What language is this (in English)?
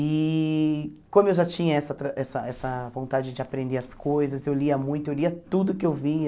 Portuguese